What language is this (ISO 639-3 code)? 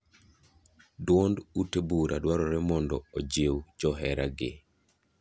luo